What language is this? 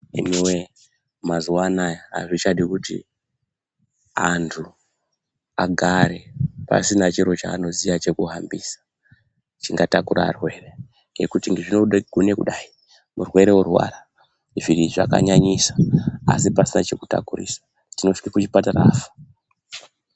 Ndau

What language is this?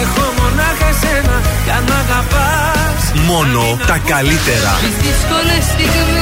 Greek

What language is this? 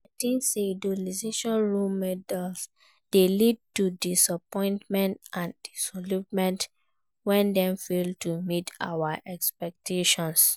Nigerian Pidgin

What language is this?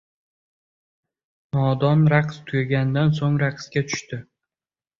Uzbek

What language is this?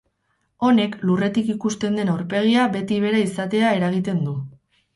Basque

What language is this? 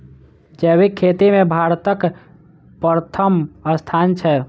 Maithili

